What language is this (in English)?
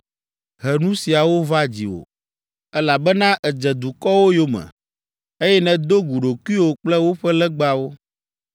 Ewe